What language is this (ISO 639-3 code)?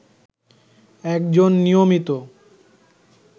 ben